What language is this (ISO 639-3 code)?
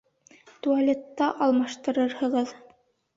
bak